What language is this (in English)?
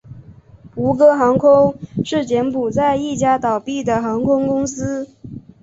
Chinese